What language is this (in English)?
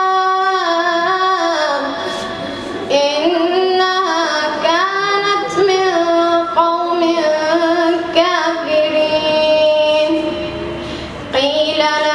Arabic